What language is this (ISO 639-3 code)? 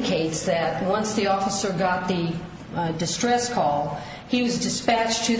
eng